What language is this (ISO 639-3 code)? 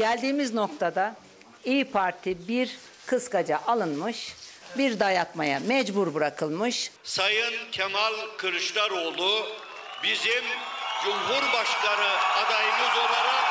tur